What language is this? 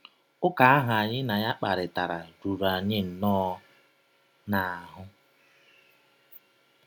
Igbo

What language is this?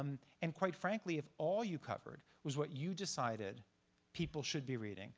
English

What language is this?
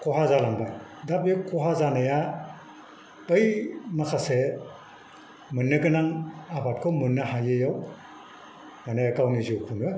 Bodo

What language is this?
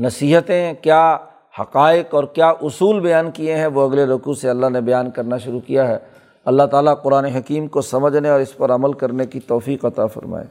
Urdu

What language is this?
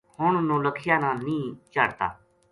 Gujari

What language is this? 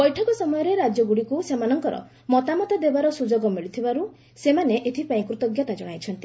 Odia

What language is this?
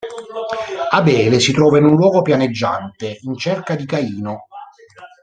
Italian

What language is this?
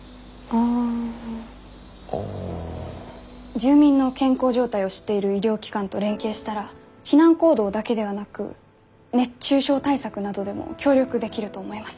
Japanese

